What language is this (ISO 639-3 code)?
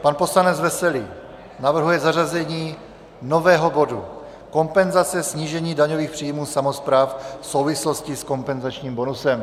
ces